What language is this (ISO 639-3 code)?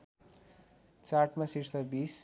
nep